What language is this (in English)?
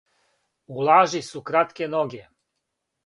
Serbian